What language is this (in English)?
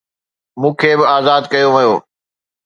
Sindhi